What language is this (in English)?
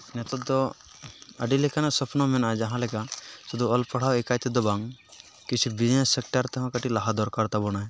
Santali